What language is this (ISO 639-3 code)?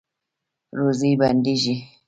pus